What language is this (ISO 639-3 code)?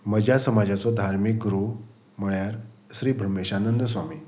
kok